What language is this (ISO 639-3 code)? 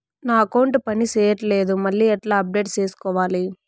tel